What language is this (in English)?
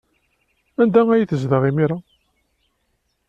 Kabyle